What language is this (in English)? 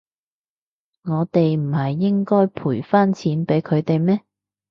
Cantonese